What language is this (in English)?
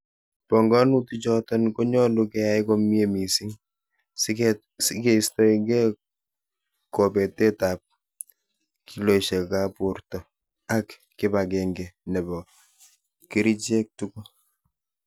Kalenjin